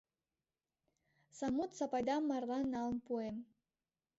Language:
Mari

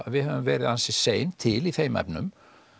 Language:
Icelandic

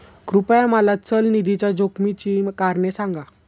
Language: Marathi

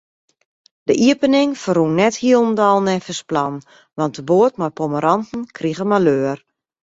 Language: Western Frisian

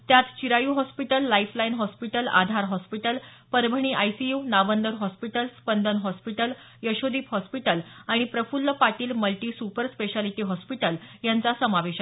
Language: Marathi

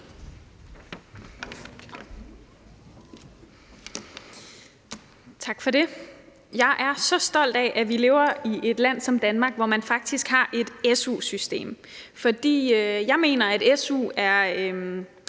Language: Danish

